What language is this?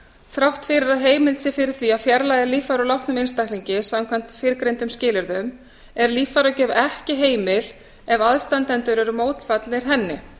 Icelandic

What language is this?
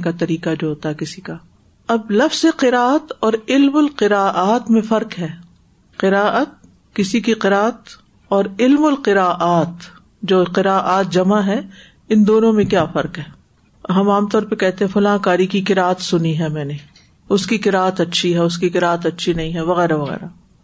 Urdu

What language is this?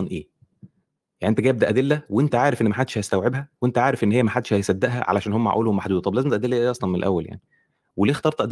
Arabic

